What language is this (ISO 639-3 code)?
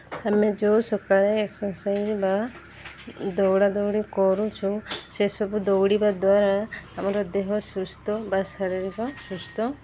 ori